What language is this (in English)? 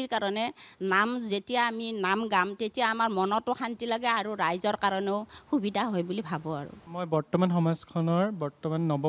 Thai